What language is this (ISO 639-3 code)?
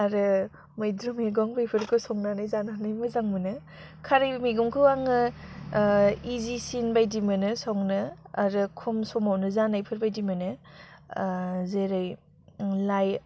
brx